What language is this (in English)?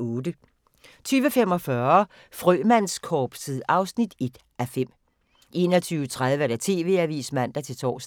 Danish